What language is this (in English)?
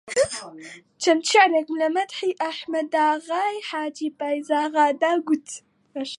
Central Kurdish